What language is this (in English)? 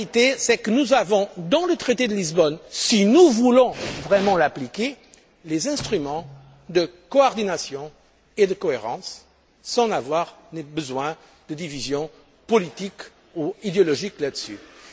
French